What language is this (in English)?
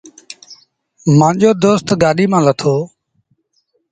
Sindhi Bhil